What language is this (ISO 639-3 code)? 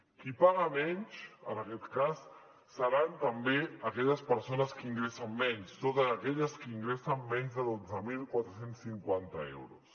cat